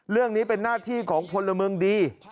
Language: Thai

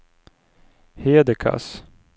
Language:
Swedish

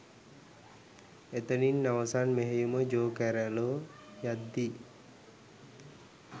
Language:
Sinhala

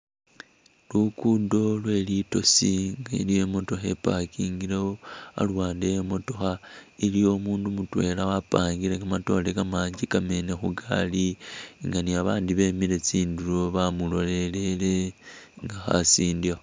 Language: Masaaba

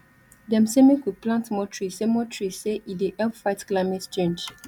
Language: Nigerian Pidgin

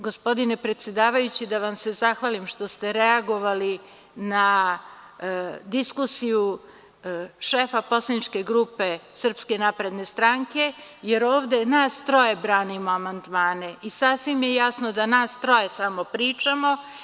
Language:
Serbian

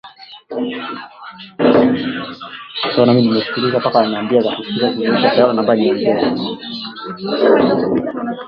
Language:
Swahili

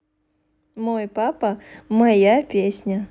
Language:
Russian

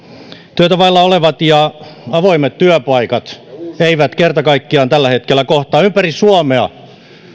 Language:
Finnish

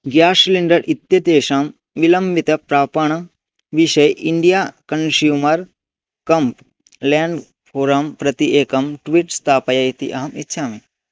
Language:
Sanskrit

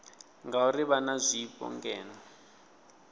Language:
Venda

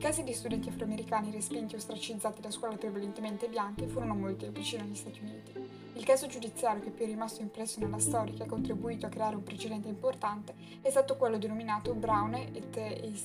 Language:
Italian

